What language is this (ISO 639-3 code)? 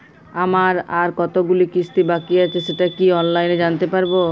ben